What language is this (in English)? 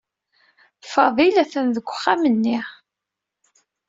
Kabyle